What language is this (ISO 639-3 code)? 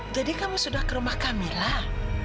ind